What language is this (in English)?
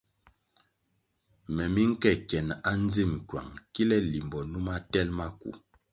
Kwasio